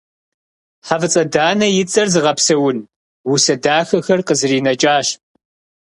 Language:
Kabardian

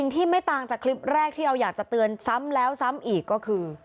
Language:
Thai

